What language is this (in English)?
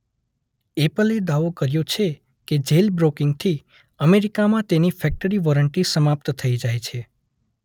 Gujarati